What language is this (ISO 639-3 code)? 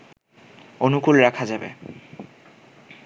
ben